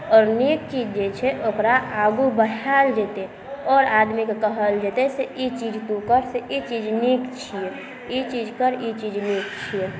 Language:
Maithili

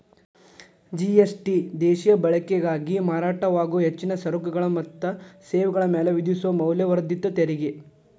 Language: Kannada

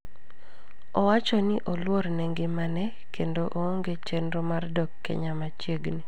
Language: Luo (Kenya and Tanzania)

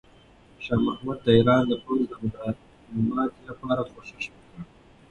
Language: Pashto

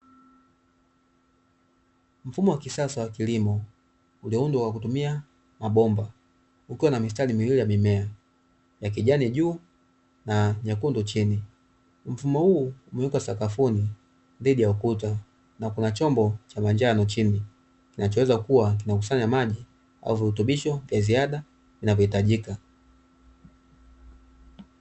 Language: Swahili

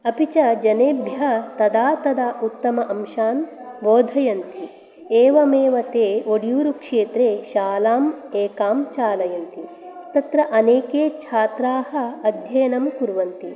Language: Sanskrit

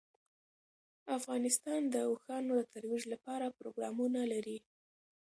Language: Pashto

